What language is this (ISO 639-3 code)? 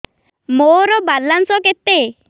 ori